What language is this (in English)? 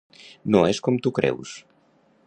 Catalan